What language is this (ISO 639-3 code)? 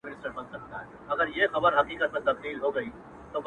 pus